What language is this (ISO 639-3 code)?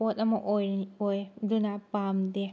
mni